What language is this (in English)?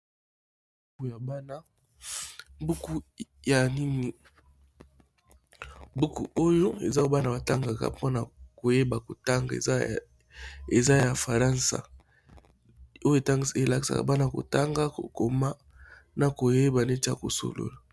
Lingala